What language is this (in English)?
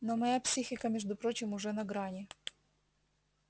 Russian